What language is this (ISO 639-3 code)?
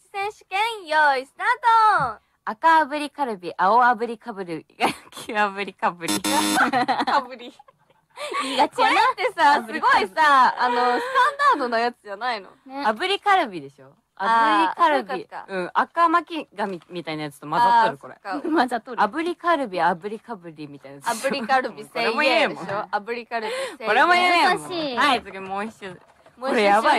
jpn